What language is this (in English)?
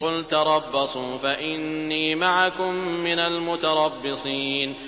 Arabic